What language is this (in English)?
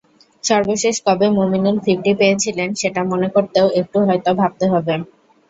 Bangla